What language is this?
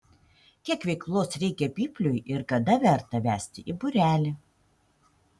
Lithuanian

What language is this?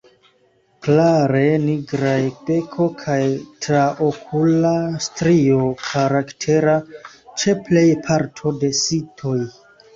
Esperanto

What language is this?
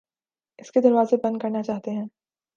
Urdu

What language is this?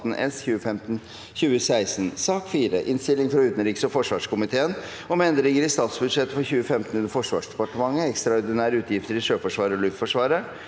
Norwegian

